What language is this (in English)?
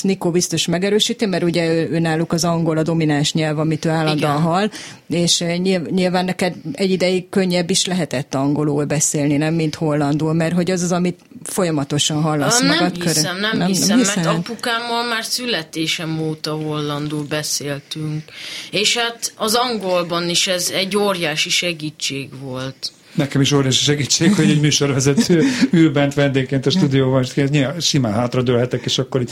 Hungarian